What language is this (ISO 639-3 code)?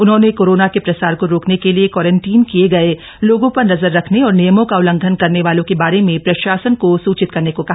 hin